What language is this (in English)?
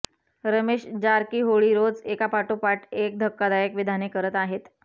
Marathi